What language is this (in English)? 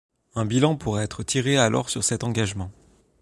French